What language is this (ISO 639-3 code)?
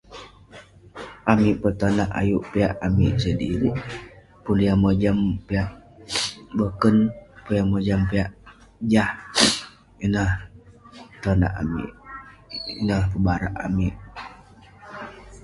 pne